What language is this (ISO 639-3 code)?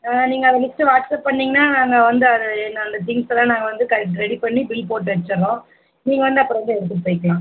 tam